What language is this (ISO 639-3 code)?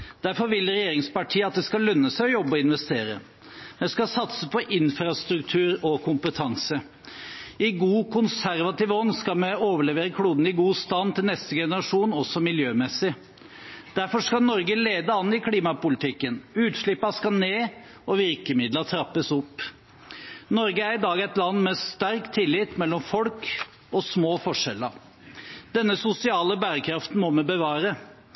nob